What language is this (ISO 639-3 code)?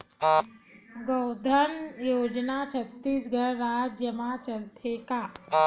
hne